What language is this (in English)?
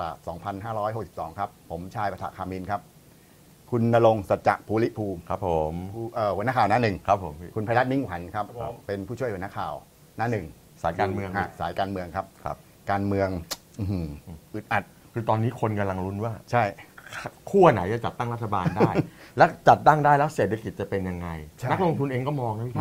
Thai